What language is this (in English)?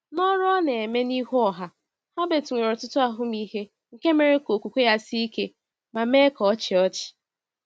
Igbo